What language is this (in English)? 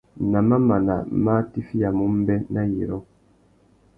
Tuki